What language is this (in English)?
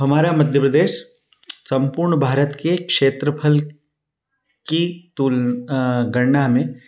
Hindi